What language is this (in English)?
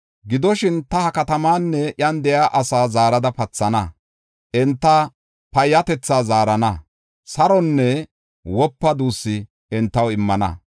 Gofa